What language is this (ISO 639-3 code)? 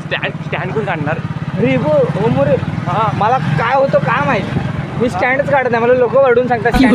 tha